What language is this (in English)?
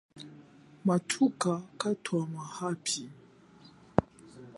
Chokwe